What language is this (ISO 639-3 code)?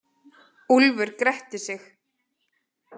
isl